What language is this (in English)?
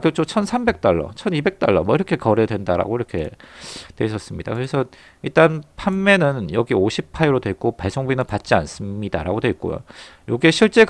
Korean